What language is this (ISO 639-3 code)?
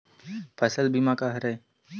hne